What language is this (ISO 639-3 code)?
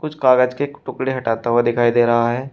hin